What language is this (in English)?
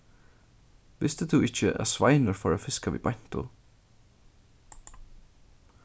Faroese